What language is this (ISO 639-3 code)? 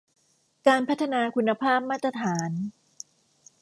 tha